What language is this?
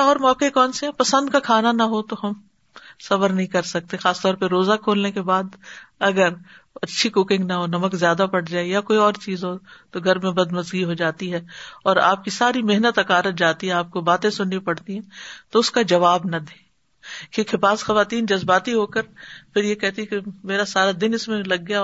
Urdu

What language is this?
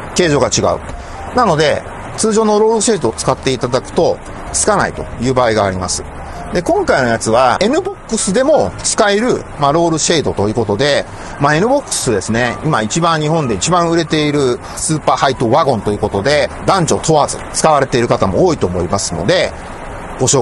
Japanese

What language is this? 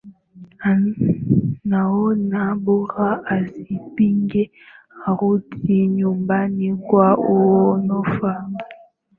Swahili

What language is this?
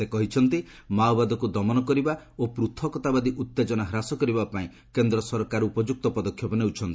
Odia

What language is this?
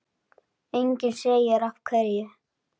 Icelandic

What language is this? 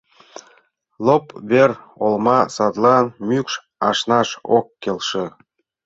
Mari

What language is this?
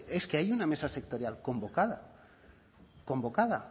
Spanish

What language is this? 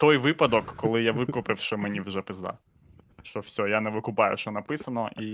Ukrainian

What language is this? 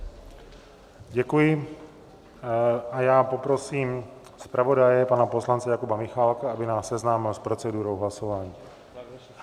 Czech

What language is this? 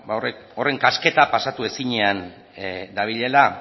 Basque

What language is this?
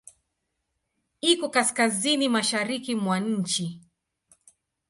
Swahili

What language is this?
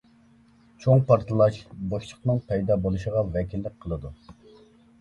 Uyghur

